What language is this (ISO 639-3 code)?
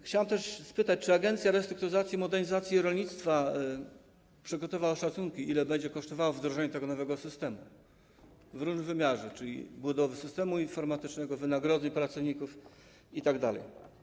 pol